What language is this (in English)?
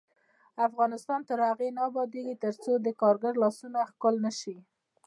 Pashto